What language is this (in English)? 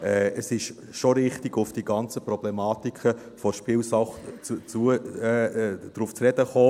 Swiss German